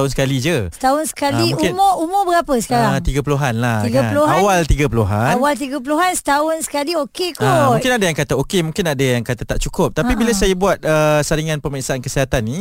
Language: Malay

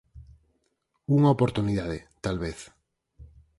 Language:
Galician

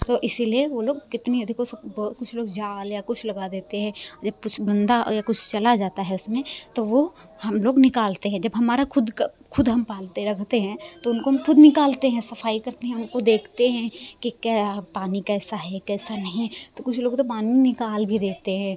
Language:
Hindi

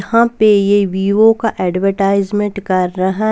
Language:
Hindi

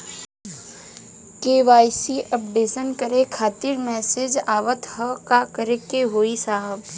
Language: Bhojpuri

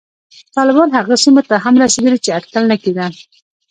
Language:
Pashto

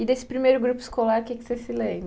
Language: Portuguese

